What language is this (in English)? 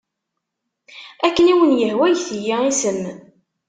Kabyle